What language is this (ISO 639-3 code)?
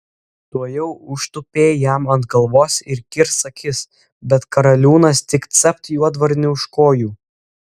lit